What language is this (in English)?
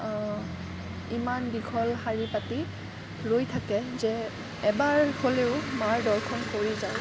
Assamese